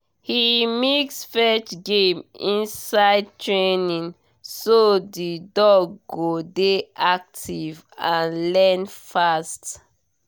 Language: Nigerian Pidgin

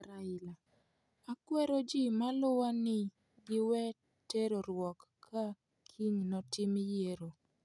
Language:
Luo (Kenya and Tanzania)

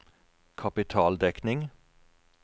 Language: Norwegian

